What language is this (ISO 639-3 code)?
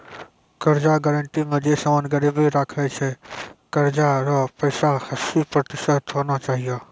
mai